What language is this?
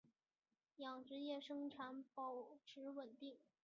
Chinese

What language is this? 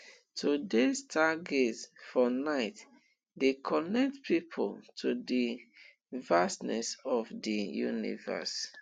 Nigerian Pidgin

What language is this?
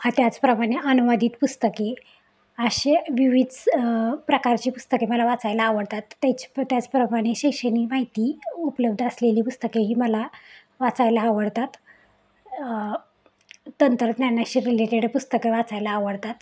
Marathi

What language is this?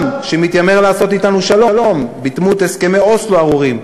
Hebrew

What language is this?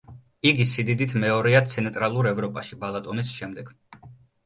Georgian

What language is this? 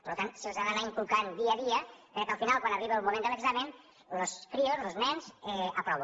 Catalan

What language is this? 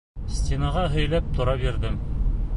Bashkir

